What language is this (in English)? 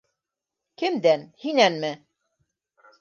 Bashkir